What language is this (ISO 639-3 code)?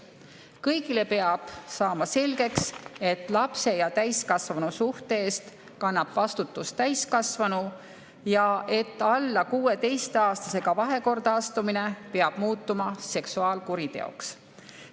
est